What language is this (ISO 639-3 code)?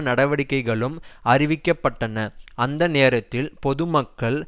tam